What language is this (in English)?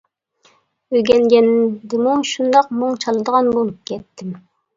Uyghur